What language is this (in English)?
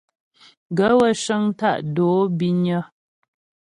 Ghomala